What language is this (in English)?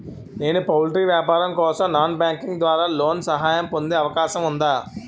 Telugu